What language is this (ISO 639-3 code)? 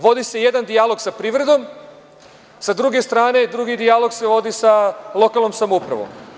srp